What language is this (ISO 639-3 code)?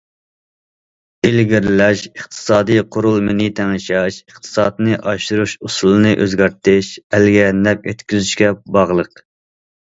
uig